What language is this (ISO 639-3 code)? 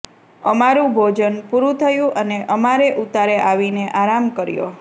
guj